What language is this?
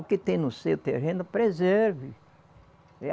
Portuguese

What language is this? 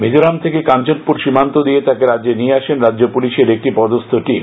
Bangla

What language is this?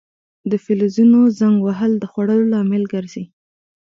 Pashto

